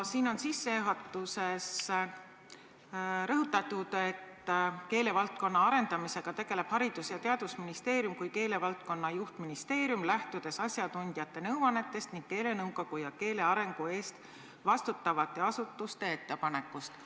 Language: Estonian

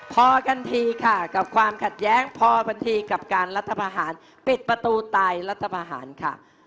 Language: Thai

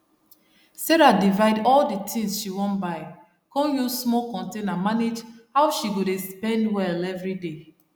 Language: Nigerian Pidgin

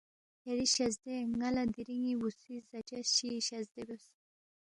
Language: Balti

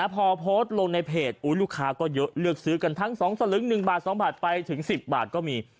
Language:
Thai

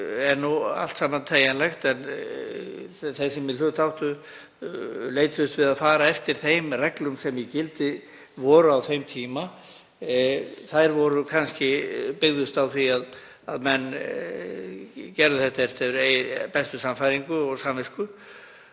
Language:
Icelandic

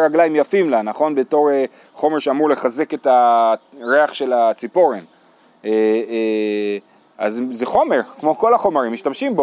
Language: Hebrew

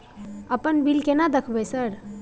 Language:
Maithili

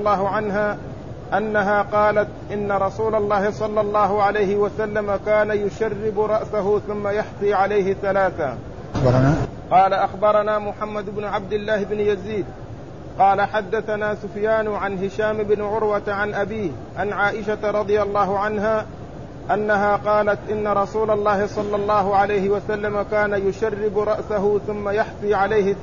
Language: Arabic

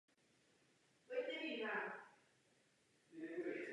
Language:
Czech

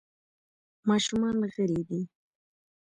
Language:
Pashto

